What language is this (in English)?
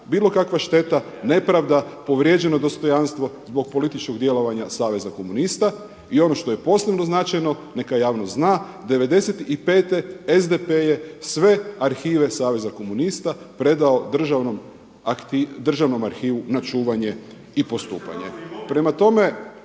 Croatian